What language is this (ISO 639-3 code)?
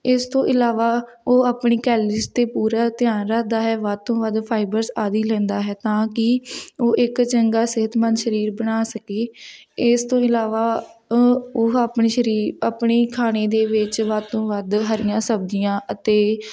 pan